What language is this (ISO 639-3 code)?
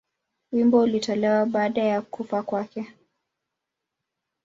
swa